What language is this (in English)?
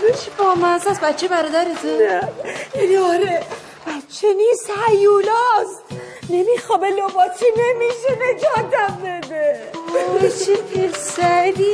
Persian